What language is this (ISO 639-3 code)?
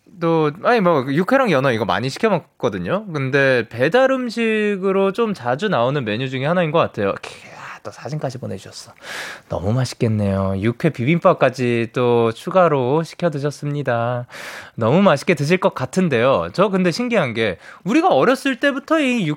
kor